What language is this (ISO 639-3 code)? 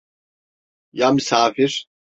tur